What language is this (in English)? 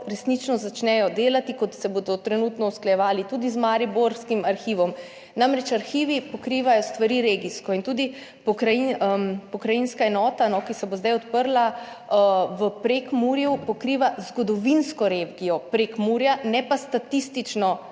Slovenian